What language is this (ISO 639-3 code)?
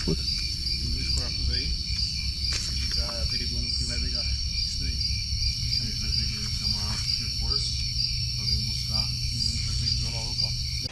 por